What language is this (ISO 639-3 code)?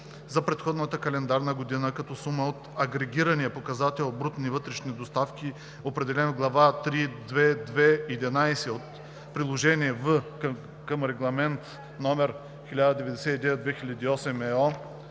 bul